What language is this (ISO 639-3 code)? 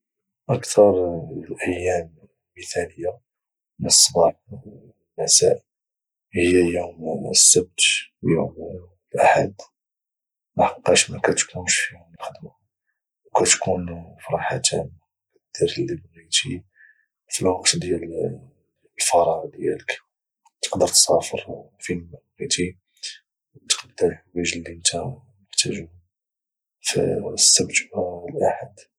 ary